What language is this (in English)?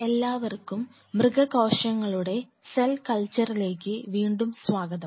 Malayalam